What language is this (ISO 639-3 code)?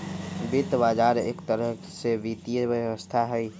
mag